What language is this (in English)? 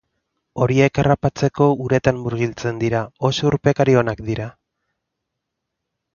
Basque